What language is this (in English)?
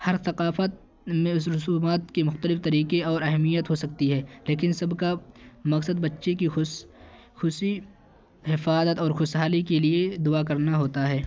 Urdu